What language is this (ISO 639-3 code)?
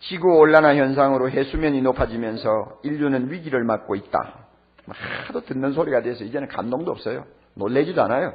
kor